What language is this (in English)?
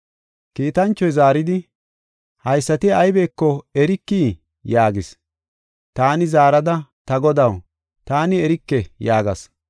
Gofa